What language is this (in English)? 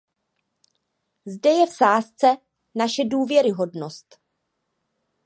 Czech